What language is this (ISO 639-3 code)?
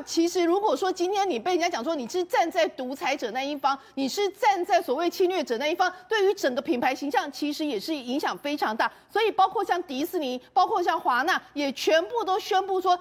zho